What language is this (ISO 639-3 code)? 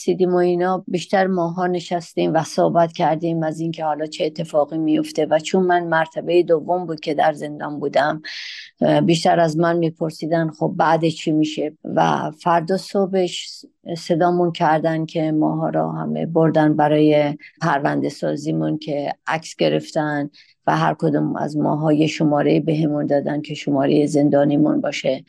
fas